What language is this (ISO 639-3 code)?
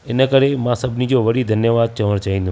snd